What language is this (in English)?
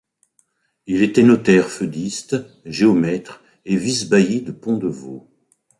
French